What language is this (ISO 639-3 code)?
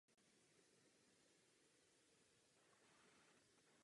ces